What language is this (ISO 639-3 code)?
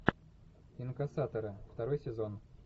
rus